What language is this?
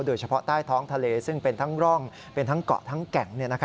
Thai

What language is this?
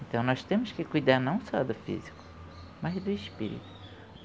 Portuguese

